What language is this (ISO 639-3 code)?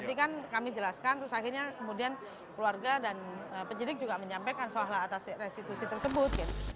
ind